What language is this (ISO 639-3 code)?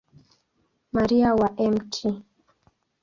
swa